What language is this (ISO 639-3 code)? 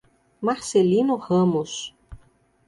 por